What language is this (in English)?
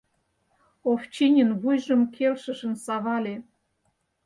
Mari